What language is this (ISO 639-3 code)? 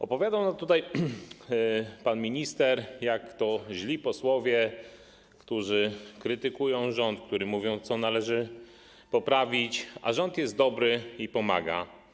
pol